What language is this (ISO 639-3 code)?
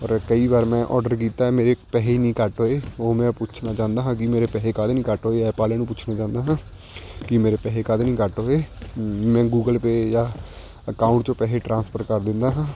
pan